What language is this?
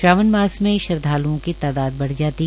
Hindi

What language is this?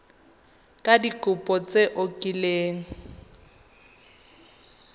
Tswana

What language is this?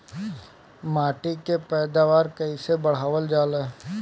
Bhojpuri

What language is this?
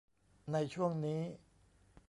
Thai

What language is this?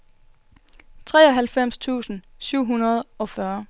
Danish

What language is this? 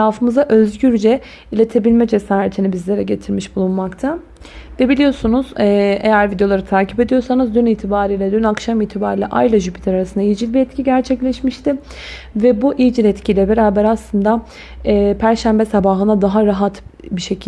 Turkish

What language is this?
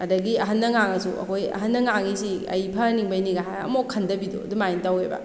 Manipuri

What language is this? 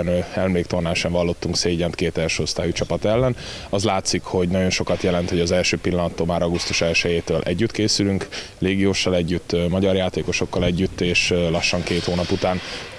Hungarian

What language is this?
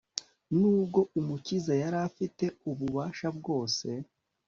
Kinyarwanda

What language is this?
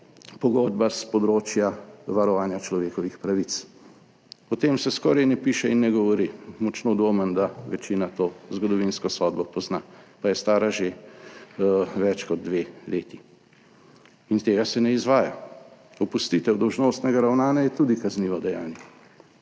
Slovenian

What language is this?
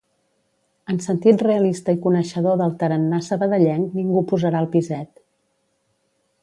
Catalan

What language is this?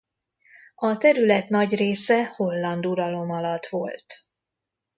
Hungarian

